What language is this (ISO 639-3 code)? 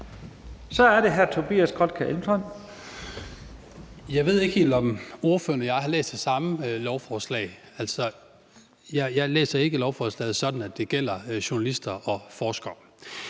dan